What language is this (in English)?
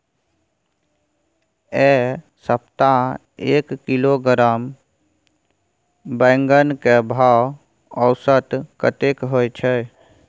Maithili